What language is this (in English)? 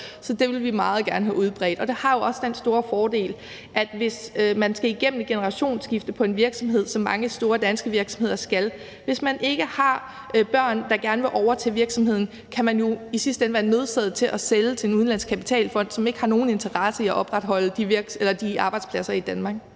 Danish